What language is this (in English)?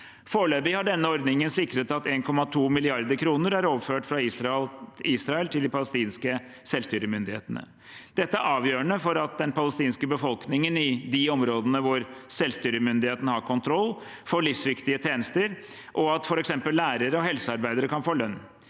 Norwegian